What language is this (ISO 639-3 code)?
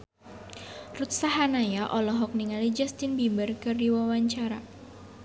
sun